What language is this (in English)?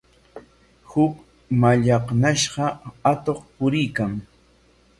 Corongo Ancash Quechua